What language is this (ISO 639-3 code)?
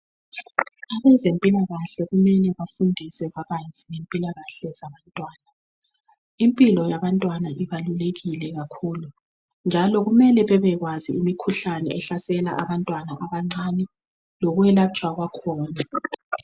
nde